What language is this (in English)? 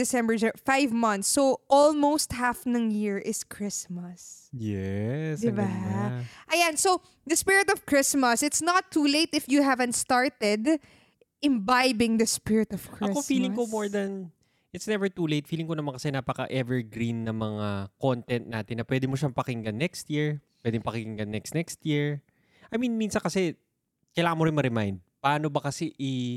Filipino